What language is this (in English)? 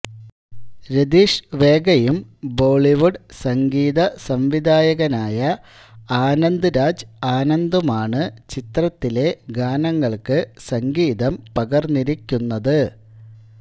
Malayalam